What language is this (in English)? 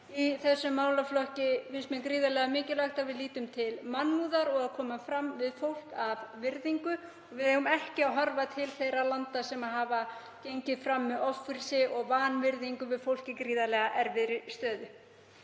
Icelandic